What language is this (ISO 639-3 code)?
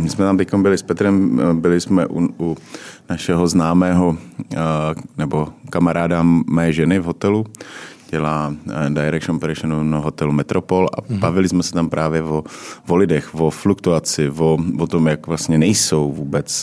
ces